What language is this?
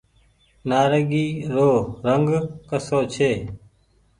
Goaria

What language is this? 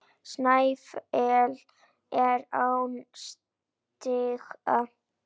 Icelandic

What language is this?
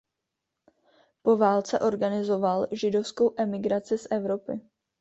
Czech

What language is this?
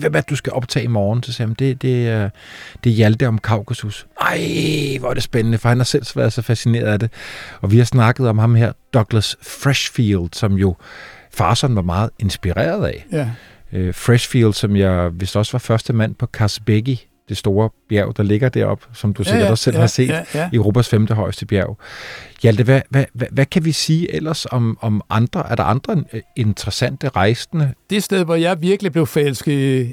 Danish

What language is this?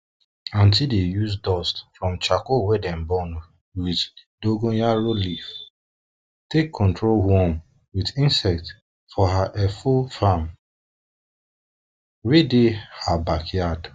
Nigerian Pidgin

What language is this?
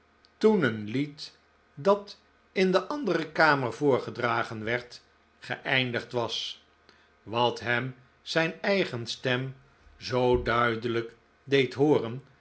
Dutch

